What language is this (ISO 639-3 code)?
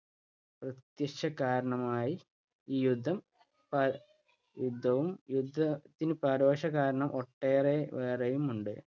mal